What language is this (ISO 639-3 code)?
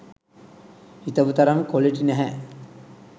sin